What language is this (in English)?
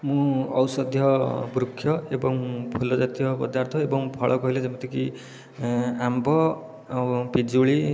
Odia